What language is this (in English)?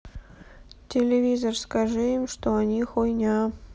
Russian